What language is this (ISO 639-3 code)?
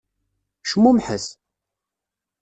kab